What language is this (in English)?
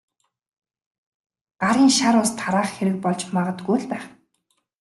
Mongolian